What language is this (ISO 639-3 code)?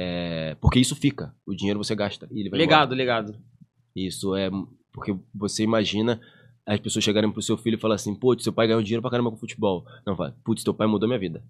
por